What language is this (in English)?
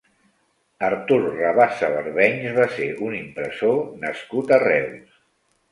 Catalan